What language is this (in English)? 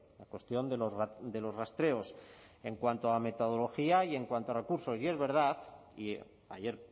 Spanish